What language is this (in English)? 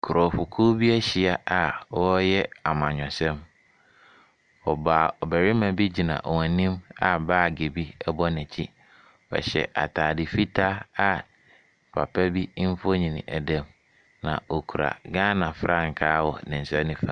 Akan